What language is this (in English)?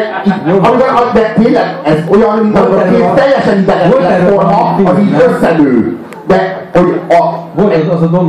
Hungarian